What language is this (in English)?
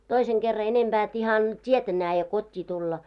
Finnish